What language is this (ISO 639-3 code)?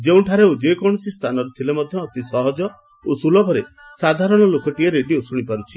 ori